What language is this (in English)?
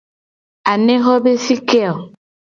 Gen